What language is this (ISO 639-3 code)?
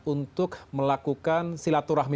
ind